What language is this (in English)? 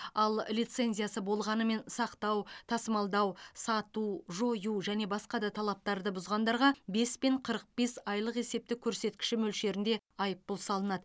Kazakh